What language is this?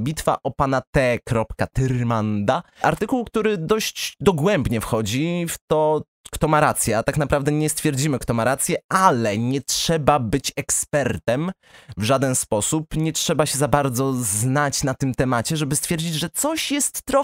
Polish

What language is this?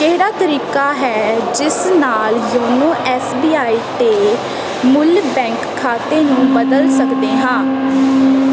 Punjabi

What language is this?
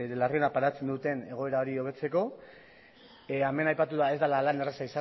Basque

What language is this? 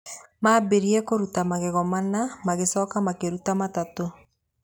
Kikuyu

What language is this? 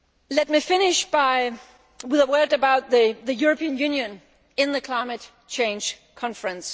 English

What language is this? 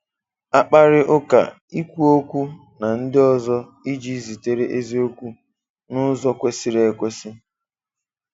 Igbo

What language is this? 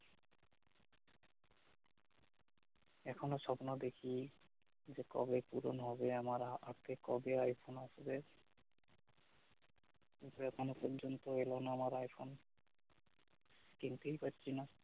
Bangla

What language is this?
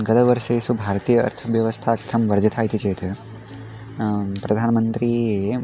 Sanskrit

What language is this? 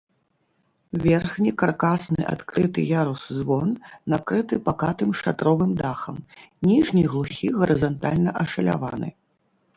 Belarusian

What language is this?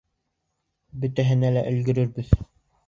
Bashkir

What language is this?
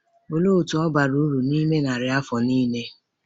Igbo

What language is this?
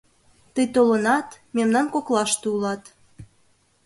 Mari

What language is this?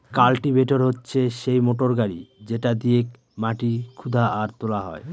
Bangla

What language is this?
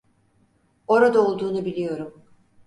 Turkish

